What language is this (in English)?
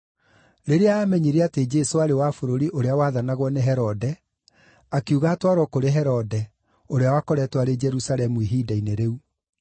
Kikuyu